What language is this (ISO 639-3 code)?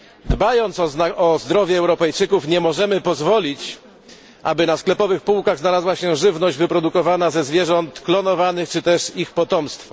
pol